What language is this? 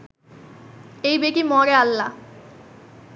Bangla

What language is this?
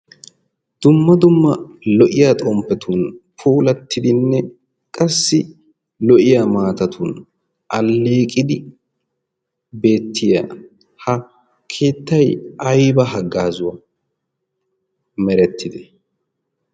Wolaytta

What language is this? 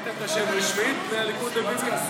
Hebrew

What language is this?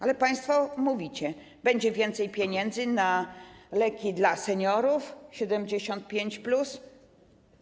Polish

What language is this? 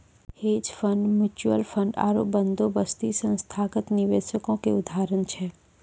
Maithili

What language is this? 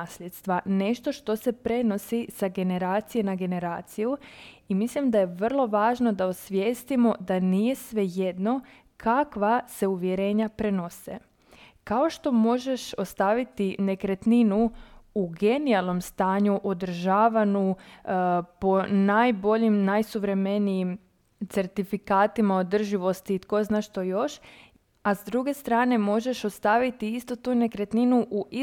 Croatian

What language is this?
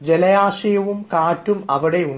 Malayalam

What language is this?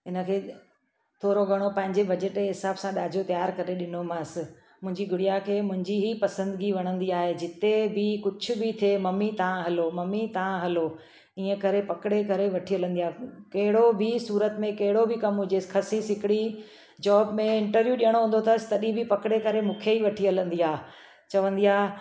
Sindhi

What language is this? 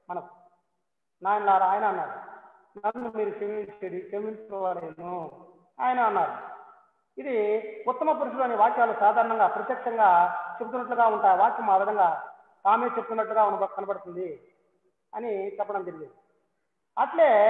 Telugu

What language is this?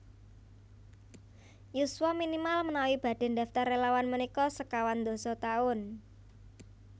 Javanese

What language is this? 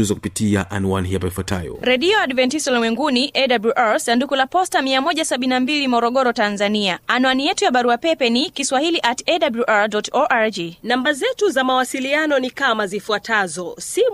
Swahili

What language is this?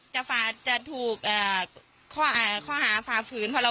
Thai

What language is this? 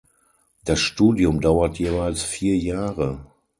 German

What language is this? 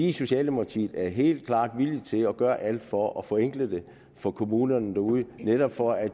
Danish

